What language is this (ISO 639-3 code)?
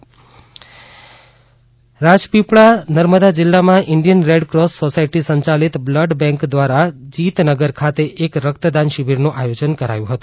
guj